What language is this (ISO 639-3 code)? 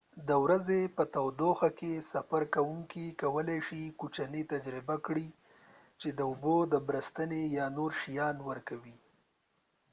pus